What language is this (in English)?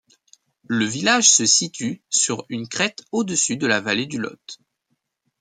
French